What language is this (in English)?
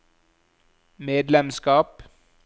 Norwegian